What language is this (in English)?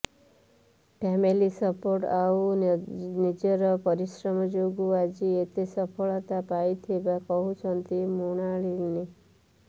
Odia